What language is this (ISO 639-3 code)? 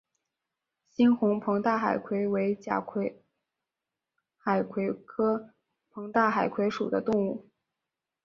zho